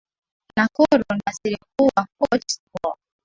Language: Swahili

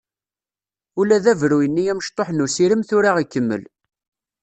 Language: Kabyle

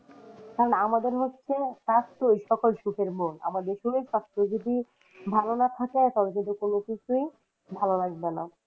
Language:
Bangla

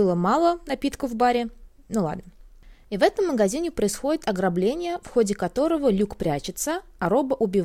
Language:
Russian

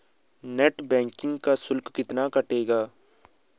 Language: Hindi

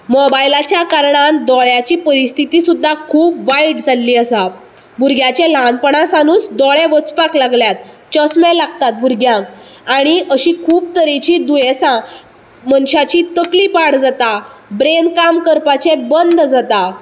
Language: Konkani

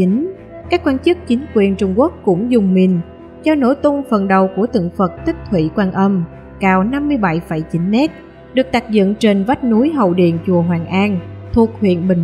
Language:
Vietnamese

